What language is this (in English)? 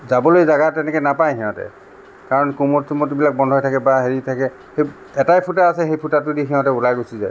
Assamese